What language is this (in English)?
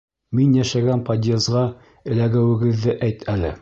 Bashkir